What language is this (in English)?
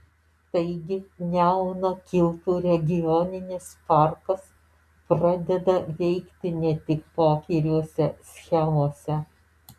Lithuanian